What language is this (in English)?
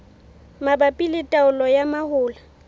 Southern Sotho